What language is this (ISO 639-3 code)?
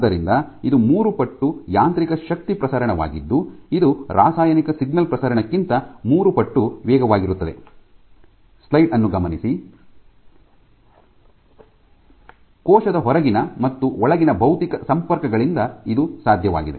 kan